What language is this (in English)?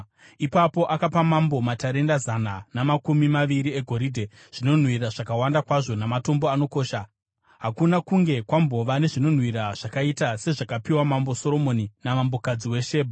Shona